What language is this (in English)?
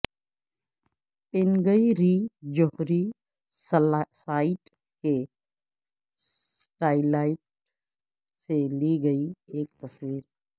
Urdu